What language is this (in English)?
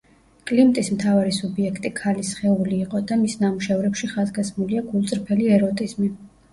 Georgian